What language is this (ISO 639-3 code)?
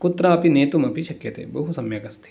san